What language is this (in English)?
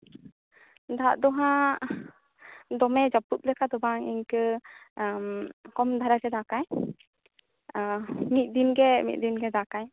Santali